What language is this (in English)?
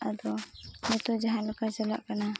Santali